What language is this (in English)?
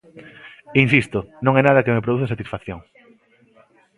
Galician